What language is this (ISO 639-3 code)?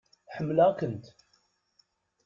kab